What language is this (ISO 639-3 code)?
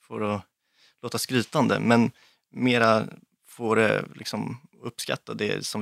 swe